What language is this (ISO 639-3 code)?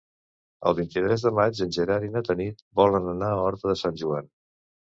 cat